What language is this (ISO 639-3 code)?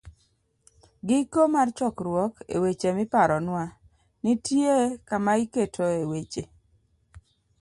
luo